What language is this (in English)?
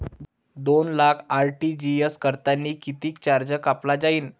Marathi